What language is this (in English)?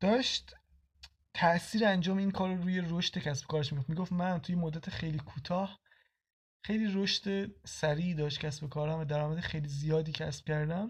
Persian